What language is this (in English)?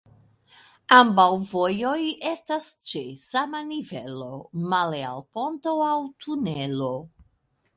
Esperanto